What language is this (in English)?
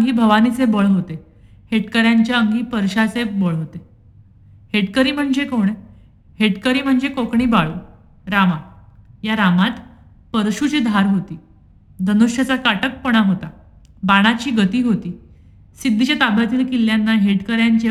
Marathi